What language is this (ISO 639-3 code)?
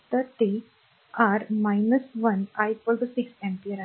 mar